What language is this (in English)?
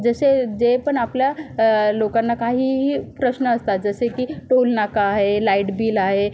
Marathi